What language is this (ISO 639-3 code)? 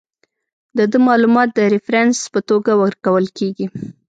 pus